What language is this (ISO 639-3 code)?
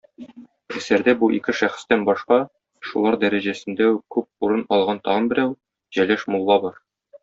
tat